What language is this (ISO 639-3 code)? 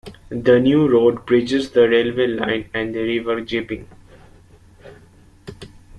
eng